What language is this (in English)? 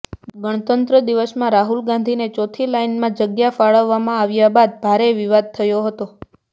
Gujarati